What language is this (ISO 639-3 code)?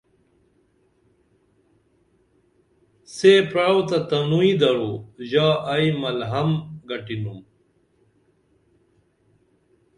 dml